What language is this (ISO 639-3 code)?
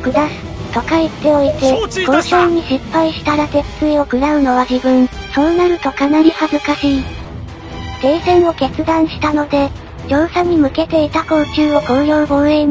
jpn